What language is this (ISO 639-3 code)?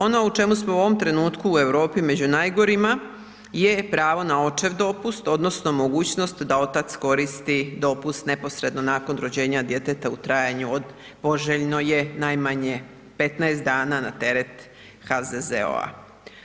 hrv